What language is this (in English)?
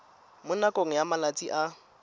Tswana